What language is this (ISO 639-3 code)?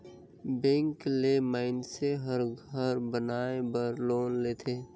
hne